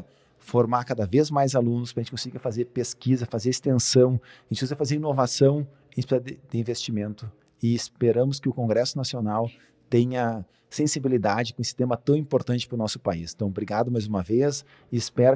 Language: Portuguese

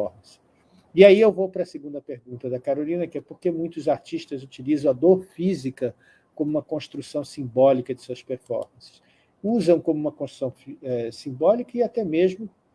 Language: Portuguese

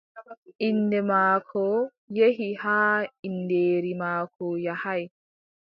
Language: Adamawa Fulfulde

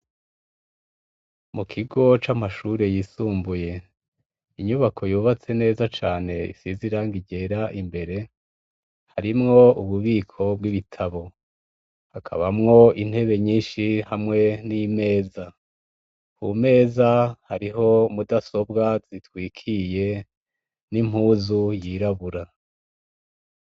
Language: Rundi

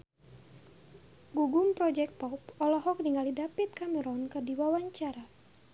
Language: Sundanese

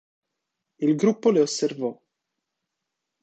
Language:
Italian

